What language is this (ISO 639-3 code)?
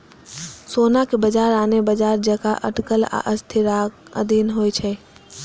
mai